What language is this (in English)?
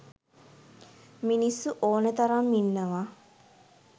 Sinhala